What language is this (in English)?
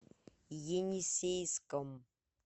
Russian